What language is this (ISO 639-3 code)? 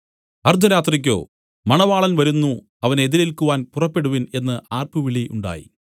mal